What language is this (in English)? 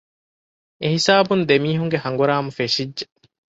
Divehi